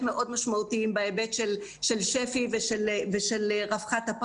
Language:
Hebrew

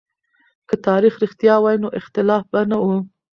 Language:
Pashto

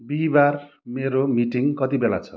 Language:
Nepali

